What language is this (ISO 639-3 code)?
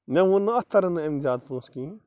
kas